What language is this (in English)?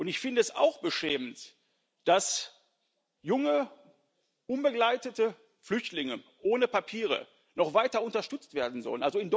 German